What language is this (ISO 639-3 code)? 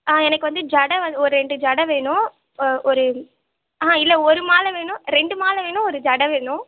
tam